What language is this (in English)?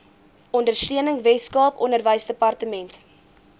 Afrikaans